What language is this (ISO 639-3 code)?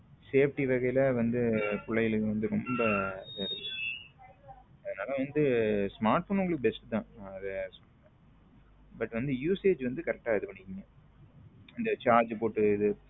tam